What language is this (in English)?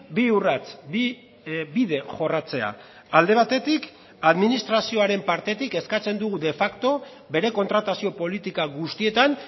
Basque